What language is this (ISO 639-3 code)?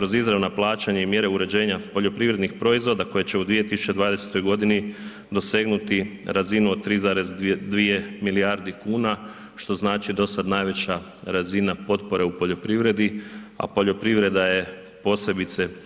hrv